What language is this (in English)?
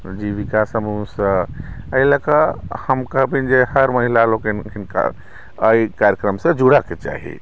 Maithili